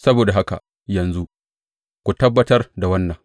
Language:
Hausa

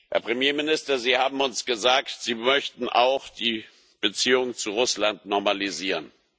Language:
German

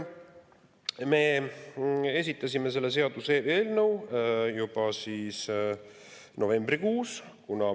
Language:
Estonian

